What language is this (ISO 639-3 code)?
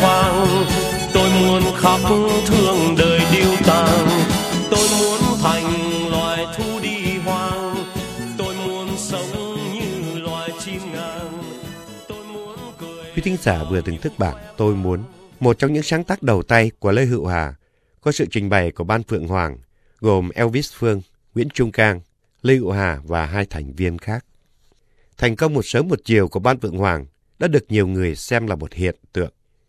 vie